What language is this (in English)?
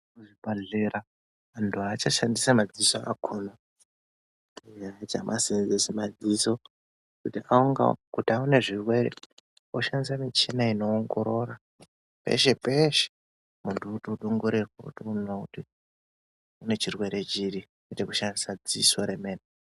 Ndau